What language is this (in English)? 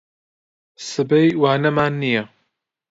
Central Kurdish